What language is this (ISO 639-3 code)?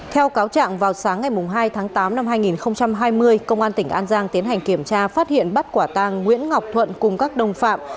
vie